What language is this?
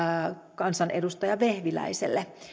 Finnish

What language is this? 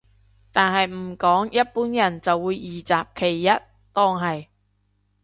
Cantonese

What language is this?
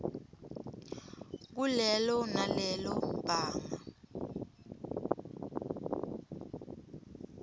Swati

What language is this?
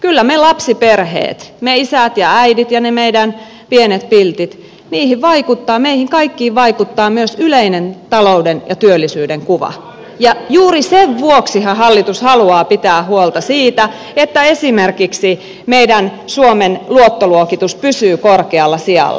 Finnish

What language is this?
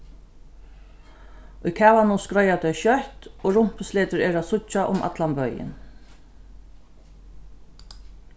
Faroese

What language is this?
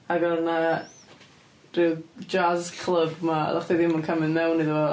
Welsh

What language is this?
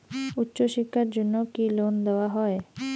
Bangla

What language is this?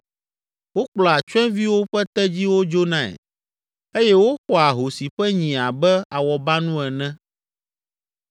Ewe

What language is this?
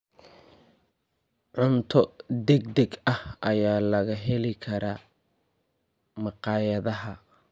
Somali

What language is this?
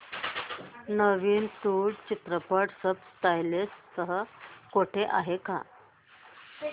Marathi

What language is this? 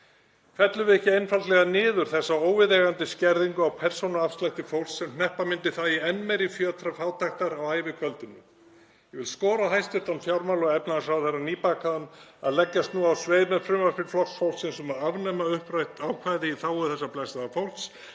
Icelandic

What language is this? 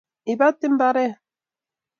Kalenjin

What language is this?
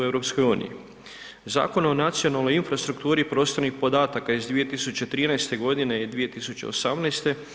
Croatian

